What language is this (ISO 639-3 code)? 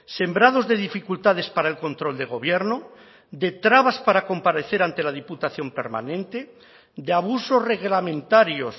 spa